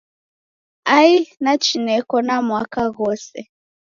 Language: Taita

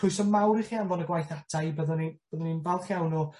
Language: Welsh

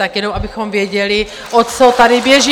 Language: Czech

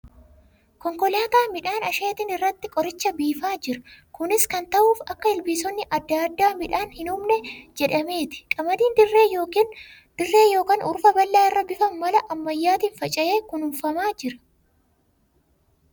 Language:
Oromo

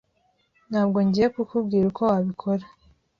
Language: Kinyarwanda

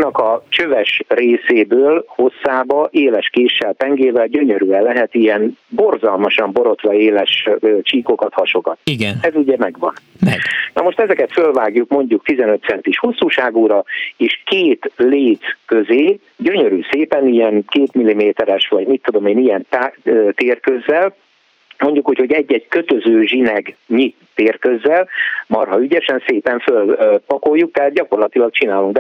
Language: Hungarian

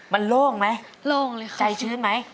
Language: Thai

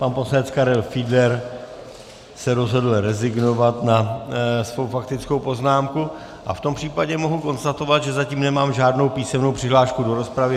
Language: Czech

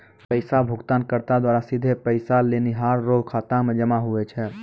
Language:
Maithili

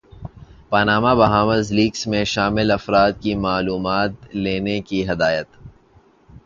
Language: Urdu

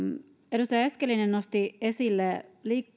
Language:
Finnish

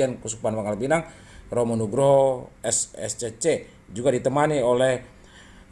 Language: Indonesian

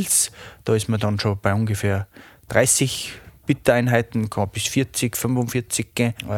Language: German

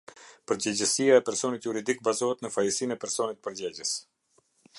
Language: Albanian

